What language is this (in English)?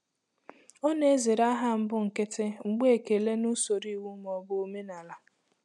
Igbo